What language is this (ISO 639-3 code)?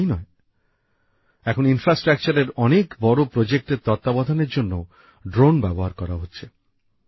ben